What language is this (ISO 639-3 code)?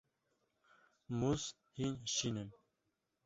kur